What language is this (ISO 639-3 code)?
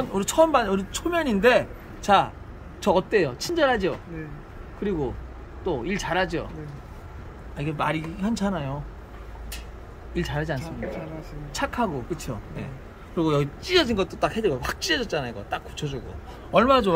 kor